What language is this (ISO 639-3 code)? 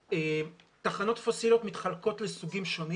heb